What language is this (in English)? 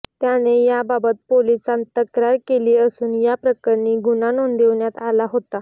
Marathi